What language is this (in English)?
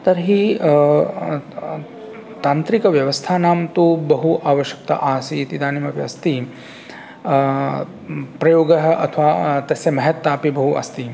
Sanskrit